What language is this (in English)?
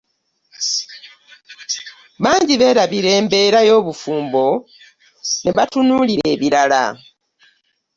Ganda